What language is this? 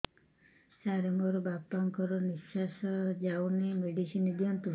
Odia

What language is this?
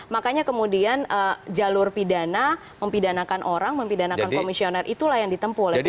Indonesian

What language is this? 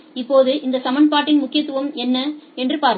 Tamil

